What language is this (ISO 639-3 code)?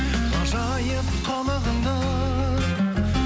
kaz